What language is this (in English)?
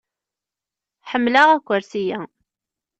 Kabyle